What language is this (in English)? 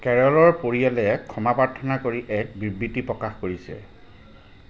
Assamese